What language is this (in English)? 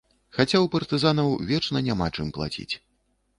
Belarusian